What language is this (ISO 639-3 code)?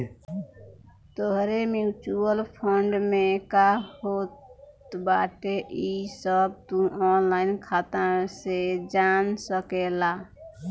bho